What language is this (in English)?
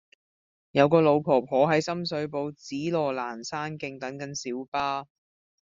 Cantonese